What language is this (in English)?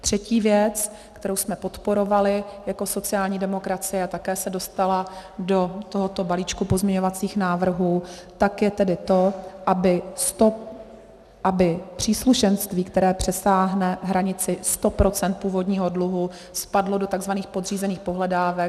Czech